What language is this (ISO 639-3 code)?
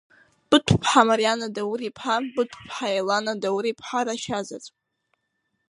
abk